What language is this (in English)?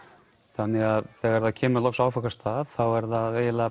Icelandic